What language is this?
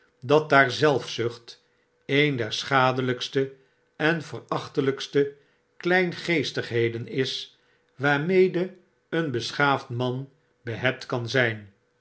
Dutch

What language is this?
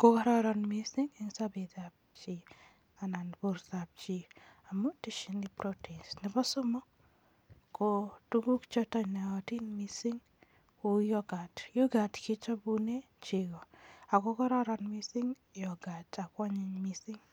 Kalenjin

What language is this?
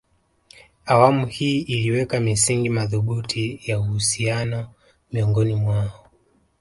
Swahili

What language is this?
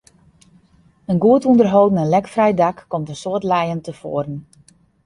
Western Frisian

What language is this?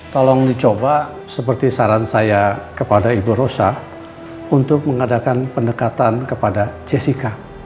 Indonesian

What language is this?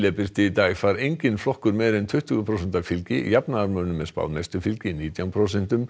Icelandic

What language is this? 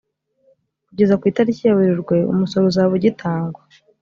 Kinyarwanda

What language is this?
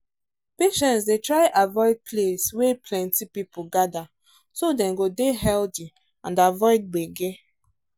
Nigerian Pidgin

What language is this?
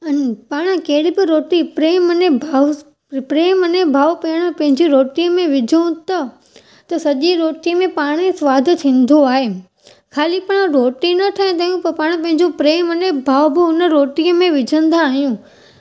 Sindhi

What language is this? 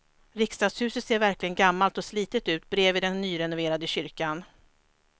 Swedish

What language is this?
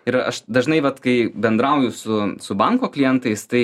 Lithuanian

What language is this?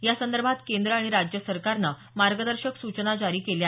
Marathi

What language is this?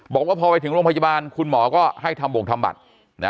Thai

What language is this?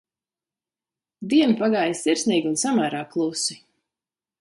Latvian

